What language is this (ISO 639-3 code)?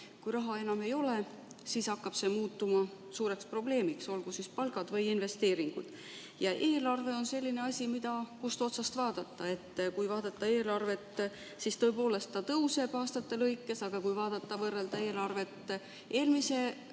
est